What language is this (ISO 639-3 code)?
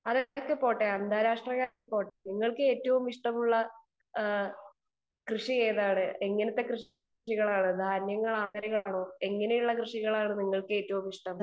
mal